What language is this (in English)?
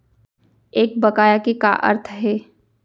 Chhattisgarhi